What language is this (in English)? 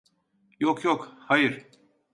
Turkish